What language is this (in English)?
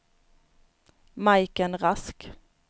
Swedish